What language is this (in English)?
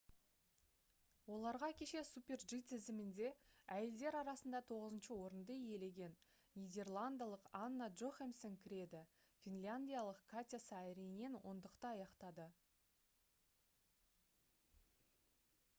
Kazakh